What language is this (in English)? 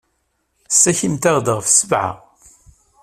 Kabyle